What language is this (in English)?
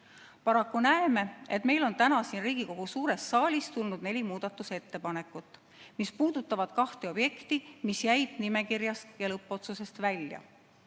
Estonian